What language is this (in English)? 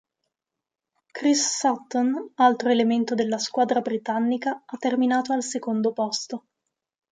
Italian